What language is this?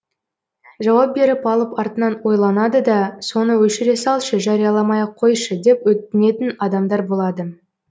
Kazakh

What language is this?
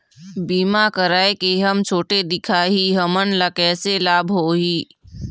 Chhattisgarhi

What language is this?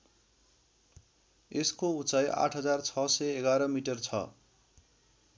Nepali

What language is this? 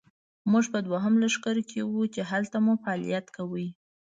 Pashto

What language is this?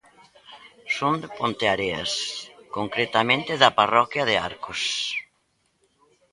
Galician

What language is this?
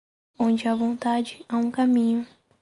Portuguese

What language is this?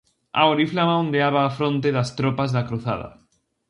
Galician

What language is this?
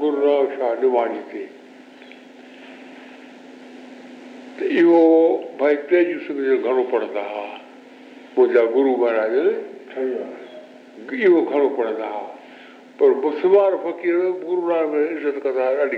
Hindi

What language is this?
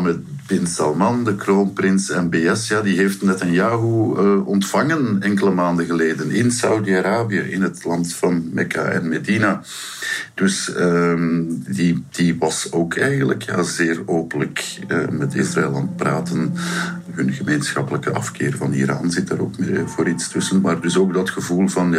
Dutch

